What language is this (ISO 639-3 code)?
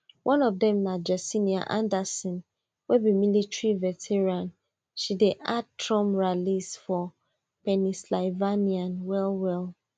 pcm